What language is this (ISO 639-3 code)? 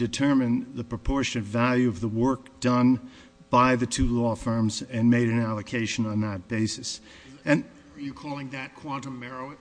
eng